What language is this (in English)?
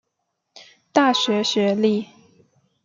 Chinese